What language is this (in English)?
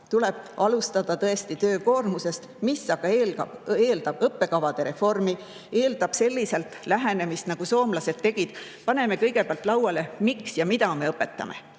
Estonian